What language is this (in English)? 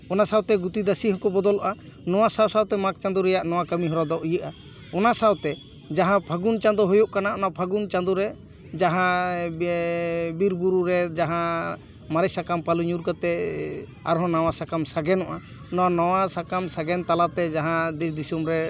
Santali